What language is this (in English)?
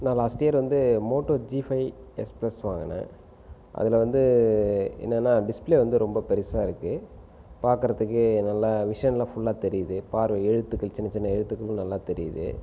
Tamil